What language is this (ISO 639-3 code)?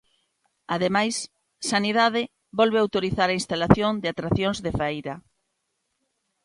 glg